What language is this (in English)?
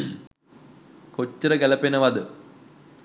Sinhala